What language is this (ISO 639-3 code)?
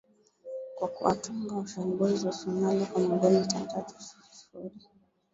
swa